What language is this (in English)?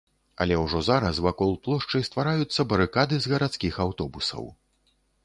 Belarusian